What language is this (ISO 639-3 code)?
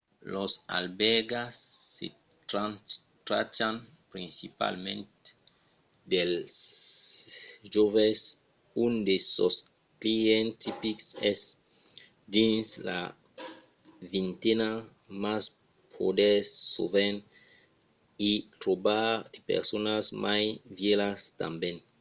oci